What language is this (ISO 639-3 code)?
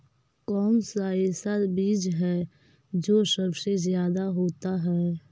mag